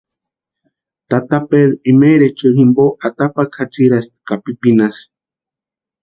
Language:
Western Highland Purepecha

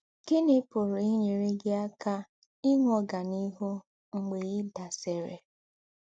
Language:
Igbo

